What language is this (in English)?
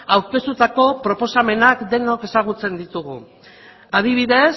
Basque